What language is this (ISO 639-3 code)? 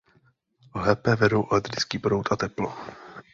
ces